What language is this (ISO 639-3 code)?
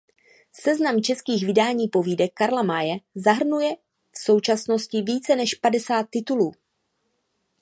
ces